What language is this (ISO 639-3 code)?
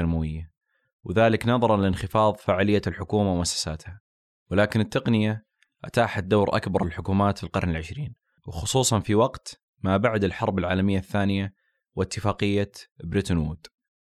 ara